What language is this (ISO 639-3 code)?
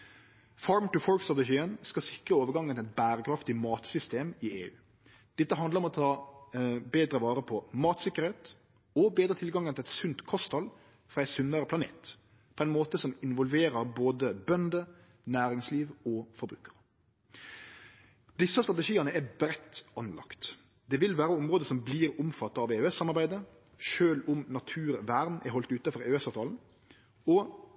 nno